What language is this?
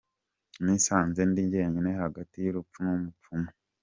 Kinyarwanda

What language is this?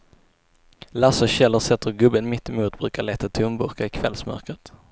Swedish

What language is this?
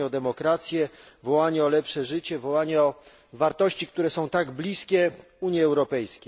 Polish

